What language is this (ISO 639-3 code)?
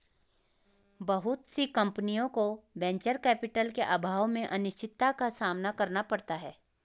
hin